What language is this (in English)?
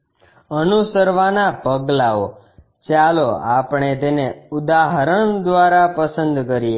Gujarati